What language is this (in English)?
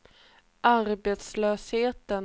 Swedish